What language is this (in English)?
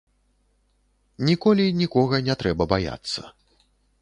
Belarusian